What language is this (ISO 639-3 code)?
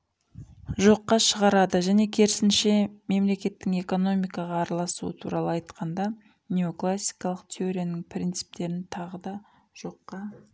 kaz